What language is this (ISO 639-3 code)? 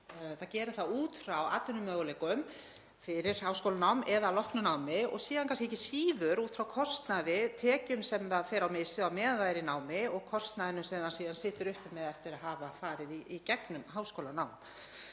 isl